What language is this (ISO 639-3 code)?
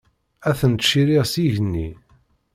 kab